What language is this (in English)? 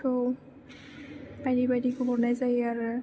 Bodo